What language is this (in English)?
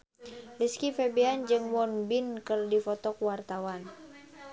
Sundanese